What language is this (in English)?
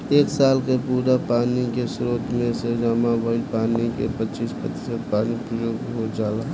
Bhojpuri